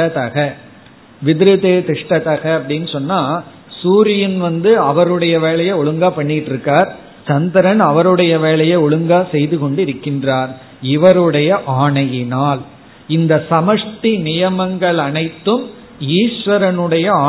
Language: Tamil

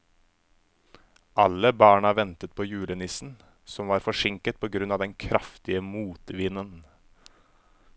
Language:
Norwegian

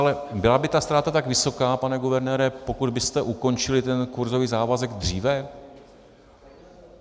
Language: Czech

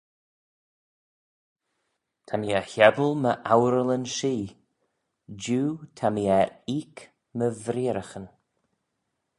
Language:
Manx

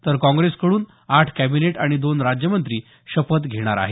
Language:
Marathi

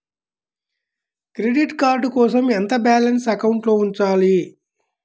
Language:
Telugu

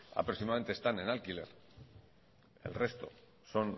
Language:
Spanish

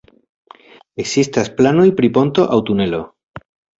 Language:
Esperanto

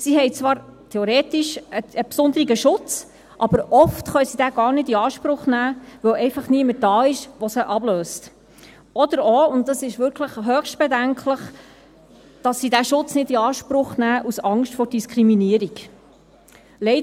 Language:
Swiss German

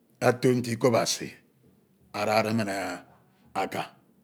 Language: Ito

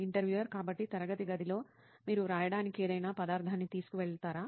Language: Telugu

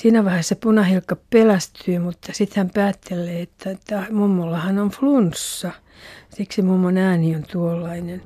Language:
Finnish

